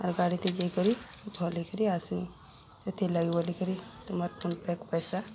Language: Odia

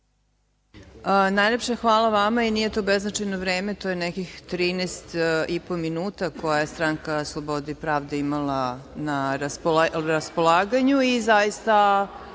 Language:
Serbian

